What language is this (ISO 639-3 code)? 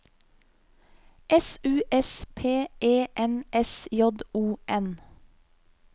nor